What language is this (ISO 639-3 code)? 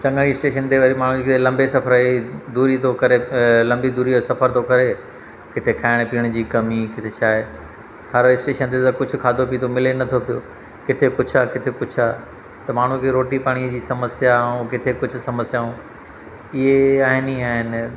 snd